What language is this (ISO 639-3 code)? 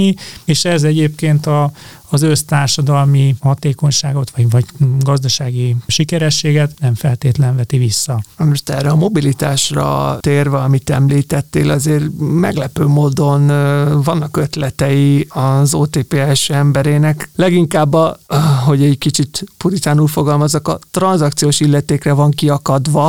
hun